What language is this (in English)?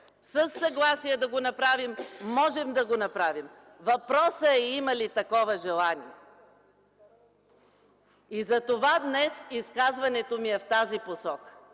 Bulgarian